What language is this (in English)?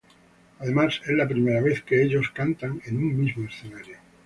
Spanish